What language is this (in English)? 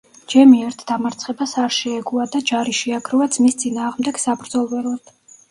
Georgian